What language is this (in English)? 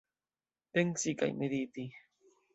Esperanto